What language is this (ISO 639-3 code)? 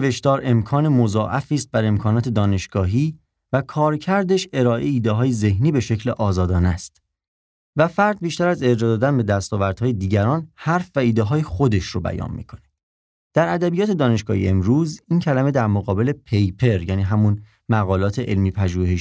fas